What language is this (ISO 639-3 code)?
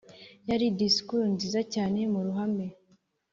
kin